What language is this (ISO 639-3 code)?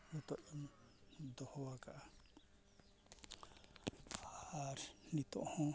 sat